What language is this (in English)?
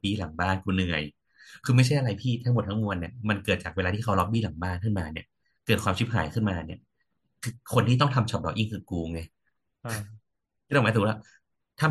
Thai